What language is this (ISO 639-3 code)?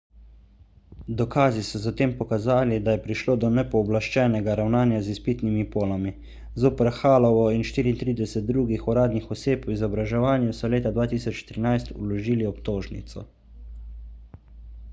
slv